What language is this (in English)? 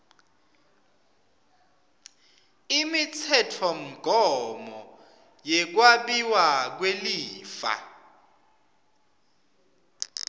Swati